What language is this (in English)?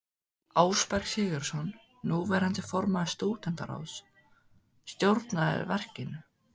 Icelandic